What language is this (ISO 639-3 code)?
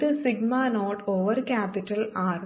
mal